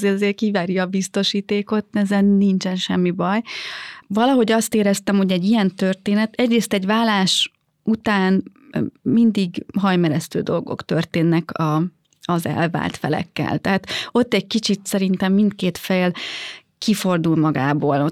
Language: Hungarian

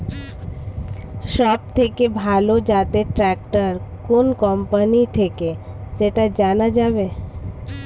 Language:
Bangla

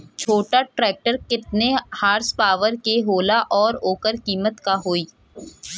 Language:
Bhojpuri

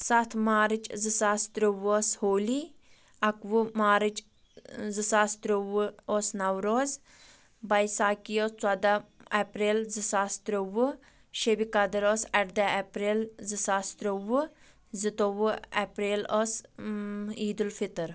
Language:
Kashmiri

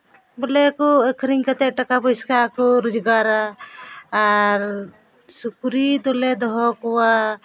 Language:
Santali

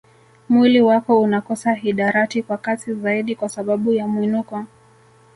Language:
Swahili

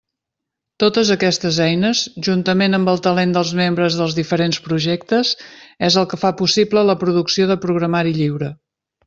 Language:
Catalan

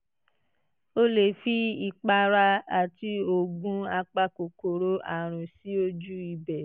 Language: Yoruba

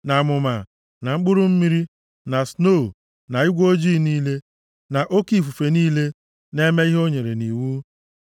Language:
Igbo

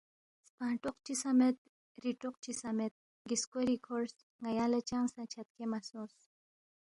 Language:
Balti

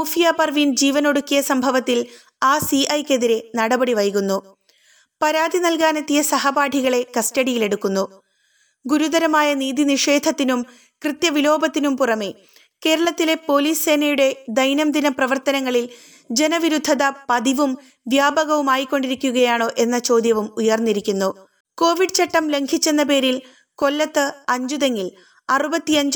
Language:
Malayalam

